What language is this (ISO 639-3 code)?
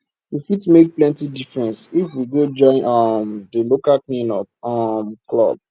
pcm